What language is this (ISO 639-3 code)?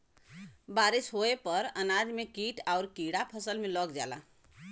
bho